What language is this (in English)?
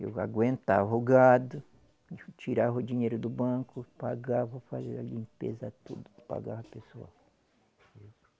Portuguese